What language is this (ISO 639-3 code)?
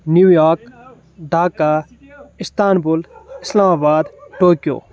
kas